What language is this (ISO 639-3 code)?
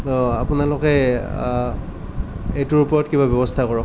asm